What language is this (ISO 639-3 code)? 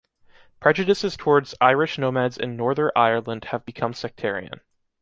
eng